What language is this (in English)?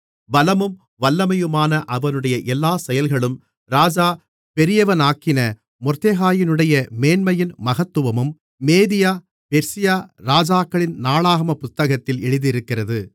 Tamil